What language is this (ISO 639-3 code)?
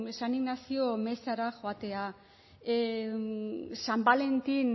eus